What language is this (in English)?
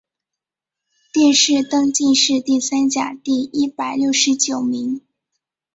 Chinese